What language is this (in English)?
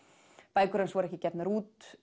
Icelandic